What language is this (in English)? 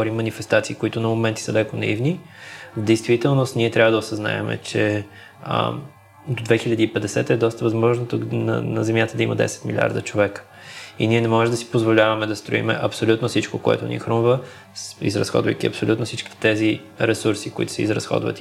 Bulgarian